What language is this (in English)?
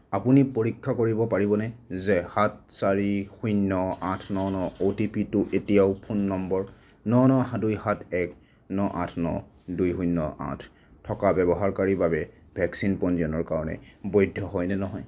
Assamese